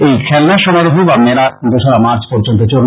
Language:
Bangla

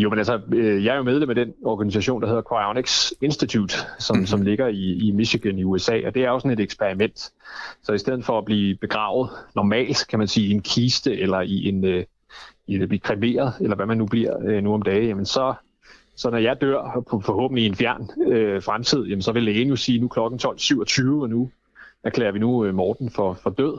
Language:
Danish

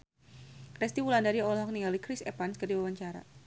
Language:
Sundanese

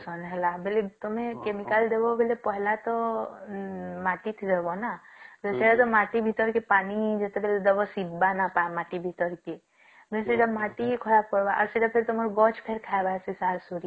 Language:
Odia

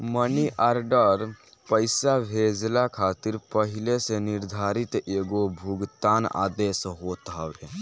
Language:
Bhojpuri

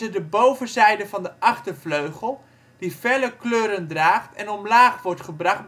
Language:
Dutch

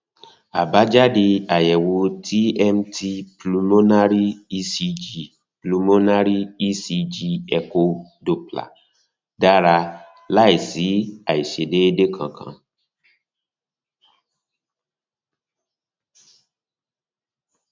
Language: Yoruba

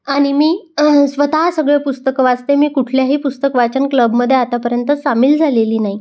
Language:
Marathi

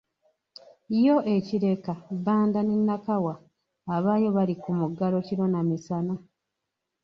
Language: Ganda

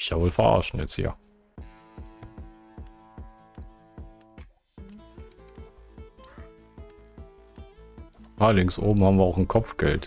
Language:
German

